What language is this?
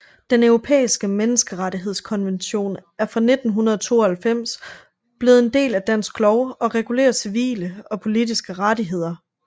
Danish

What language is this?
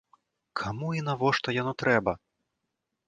Belarusian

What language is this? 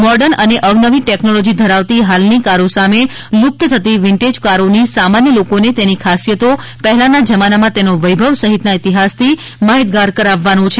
Gujarati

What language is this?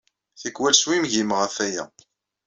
Kabyle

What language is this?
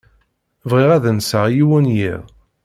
Kabyle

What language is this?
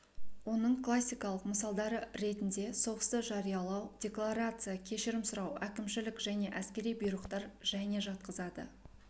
Kazakh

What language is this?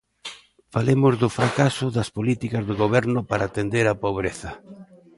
Galician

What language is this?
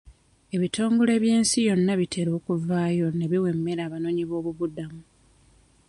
Ganda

